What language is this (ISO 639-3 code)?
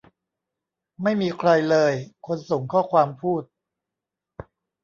tha